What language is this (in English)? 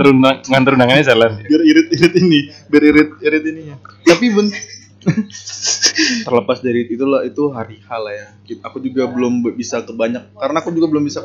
Indonesian